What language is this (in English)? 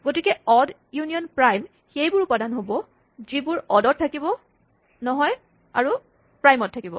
Assamese